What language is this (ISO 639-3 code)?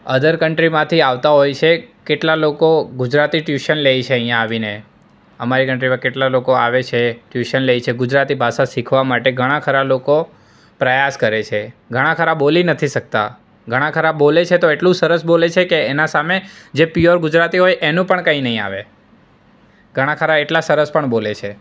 guj